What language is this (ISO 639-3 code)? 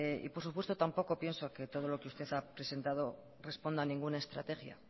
spa